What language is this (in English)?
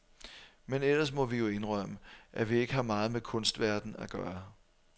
Danish